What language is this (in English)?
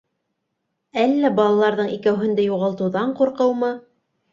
Bashkir